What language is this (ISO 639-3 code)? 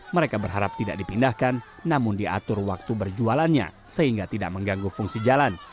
ind